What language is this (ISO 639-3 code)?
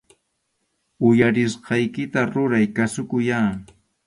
qxu